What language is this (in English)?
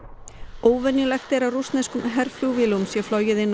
Icelandic